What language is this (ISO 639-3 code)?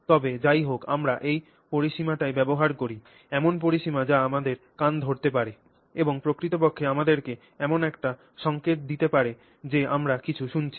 ben